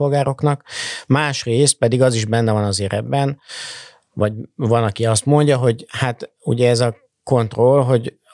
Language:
Hungarian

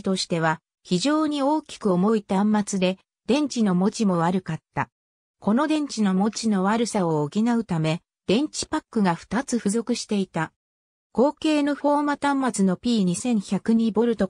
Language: Japanese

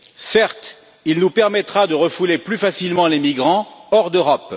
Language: French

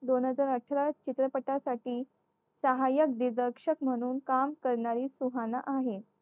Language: Marathi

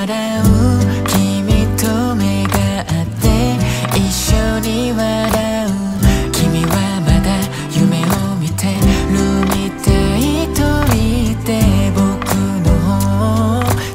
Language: Korean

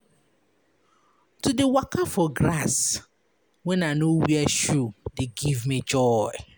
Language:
Nigerian Pidgin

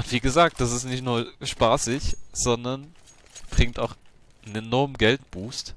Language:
German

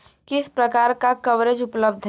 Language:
Hindi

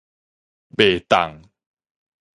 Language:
Min Nan Chinese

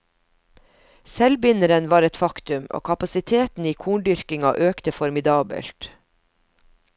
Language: Norwegian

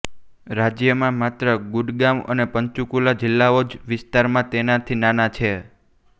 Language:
Gujarati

